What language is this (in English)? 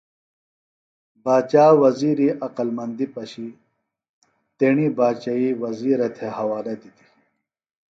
Phalura